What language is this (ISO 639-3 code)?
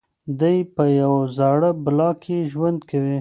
pus